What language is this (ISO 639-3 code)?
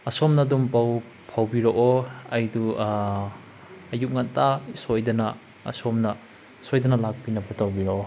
mni